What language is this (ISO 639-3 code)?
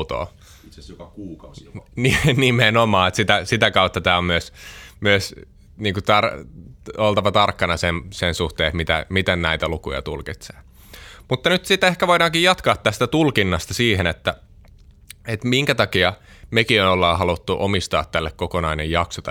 fin